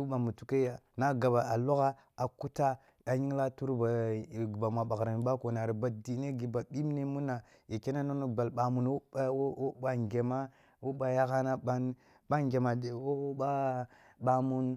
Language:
Kulung (Nigeria)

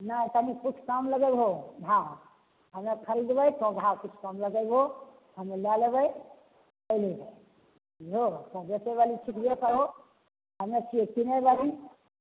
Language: Maithili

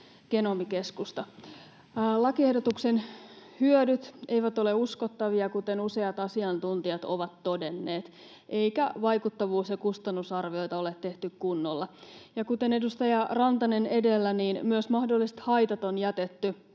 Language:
Finnish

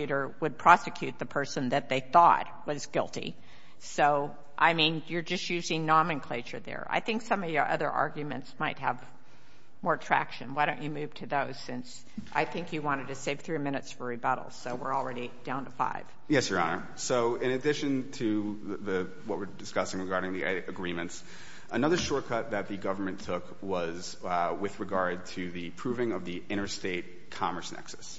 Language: English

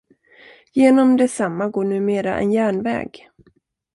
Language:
Swedish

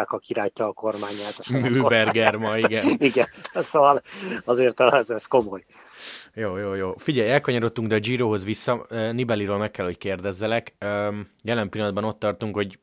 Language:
Hungarian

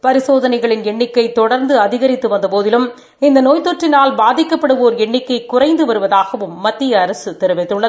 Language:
Tamil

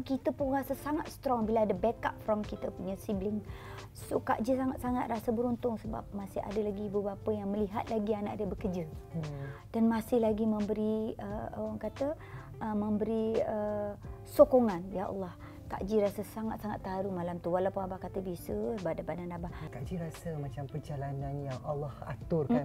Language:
Malay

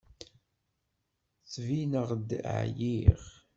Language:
Kabyle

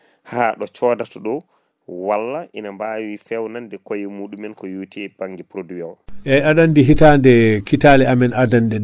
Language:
Fula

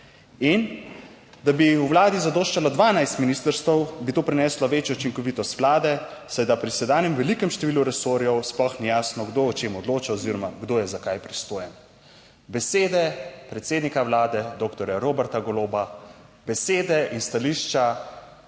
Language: Slovenian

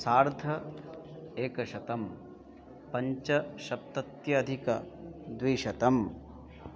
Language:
Sanskrit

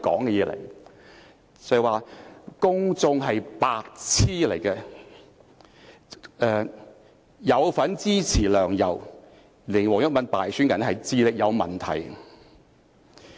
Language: Cantonese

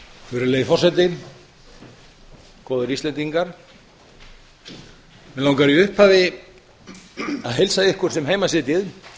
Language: Icelandic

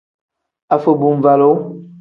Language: Tem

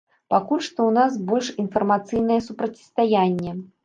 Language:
Belarusian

